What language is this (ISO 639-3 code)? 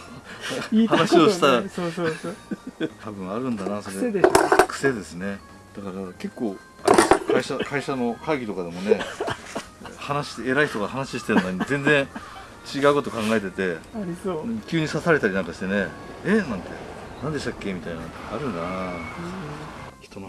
jpn